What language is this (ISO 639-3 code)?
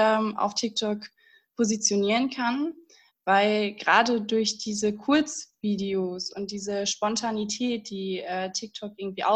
deu